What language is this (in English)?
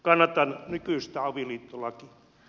Finnish